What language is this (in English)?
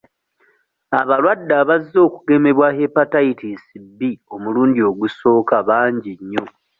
Ganda